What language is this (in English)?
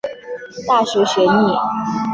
Chinese